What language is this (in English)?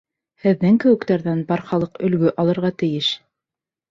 Bashkir